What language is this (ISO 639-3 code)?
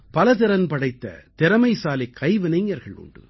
tam